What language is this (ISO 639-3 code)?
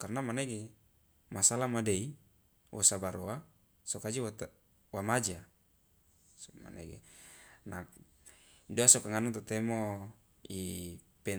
loa